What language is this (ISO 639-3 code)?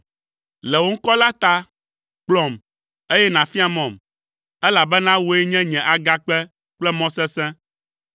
ewe